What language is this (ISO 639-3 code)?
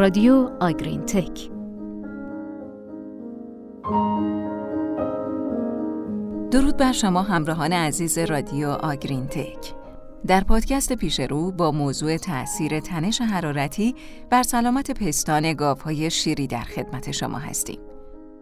fas